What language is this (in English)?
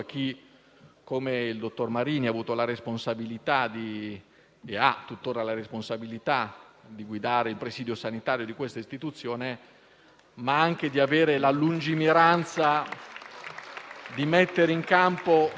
Italian